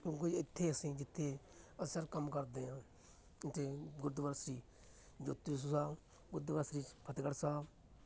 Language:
Punjabi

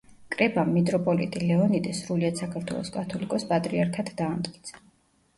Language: Georgian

